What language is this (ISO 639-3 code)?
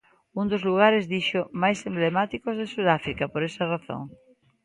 glg